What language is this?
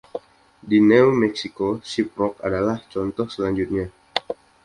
Indonesian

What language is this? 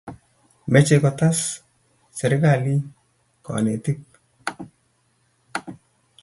Kalenjin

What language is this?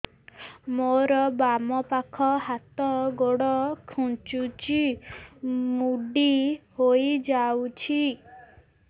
Odia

